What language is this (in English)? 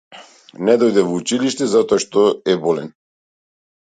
Macedonian